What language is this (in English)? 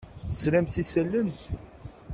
Kabyle